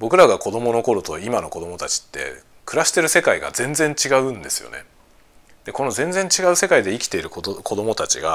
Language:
Japanese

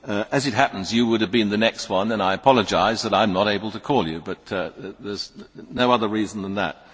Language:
English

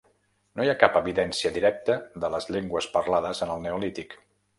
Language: Catalan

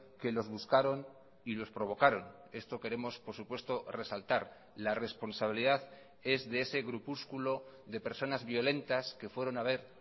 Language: Spanish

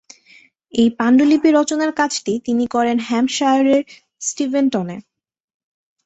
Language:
Bangla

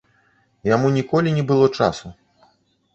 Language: Belarusian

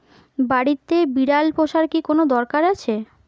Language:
Bangla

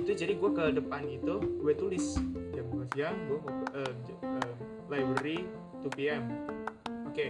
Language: Indonesian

